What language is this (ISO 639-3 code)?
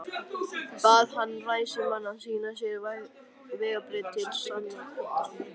isl